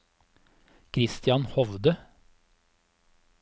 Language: Norwegian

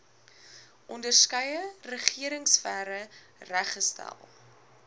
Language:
Afrikaans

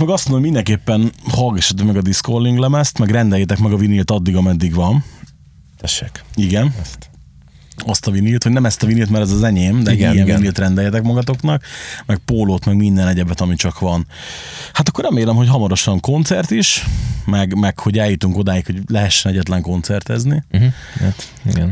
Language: Hungarian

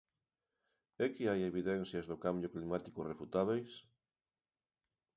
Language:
Galician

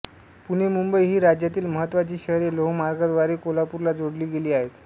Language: Marathi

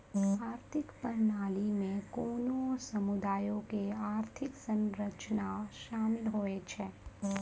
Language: Maithili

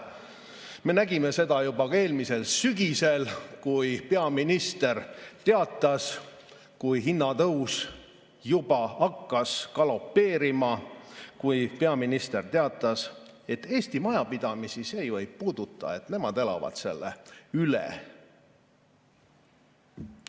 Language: Estonian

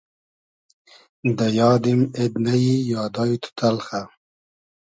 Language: Hazaragi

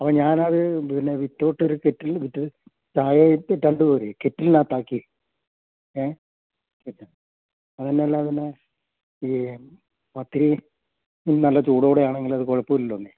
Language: Malayalam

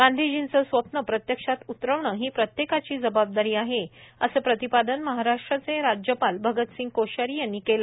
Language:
Marathi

